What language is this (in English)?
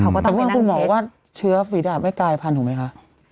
Thai